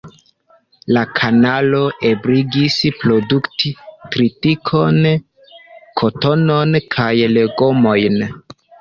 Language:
Esperanto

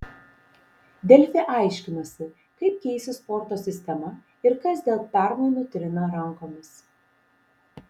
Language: Lithuanian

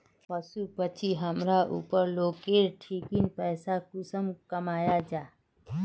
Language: Magahi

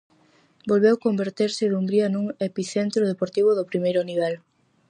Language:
Galician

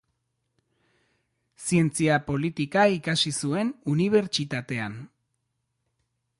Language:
Basque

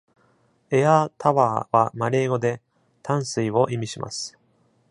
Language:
Japanese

